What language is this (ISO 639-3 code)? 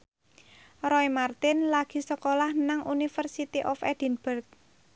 jav